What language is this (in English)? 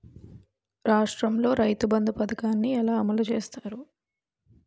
Telugu